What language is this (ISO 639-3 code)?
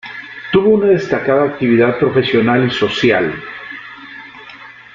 spa